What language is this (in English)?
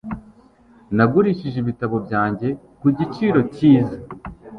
Kinyarwanda